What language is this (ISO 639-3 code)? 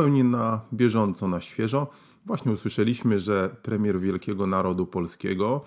pol